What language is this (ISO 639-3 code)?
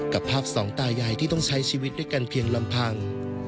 tha